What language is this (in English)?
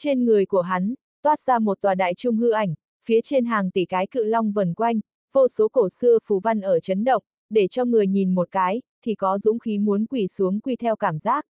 Vietnamese